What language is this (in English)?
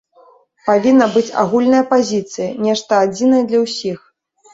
Belarusian